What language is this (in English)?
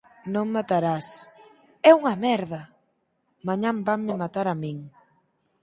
Galician